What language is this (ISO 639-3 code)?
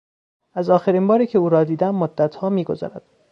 fas